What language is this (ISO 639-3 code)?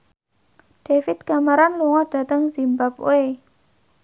jav